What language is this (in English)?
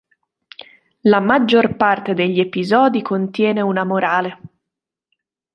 Italian